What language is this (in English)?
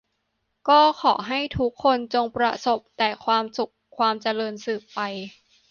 Thai